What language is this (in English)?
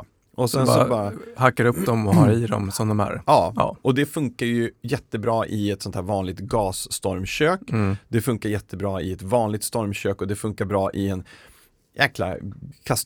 Swedish